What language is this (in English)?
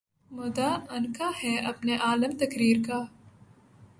Urdu